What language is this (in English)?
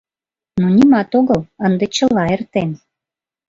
Mari